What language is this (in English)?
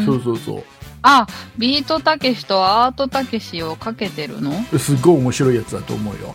Japanese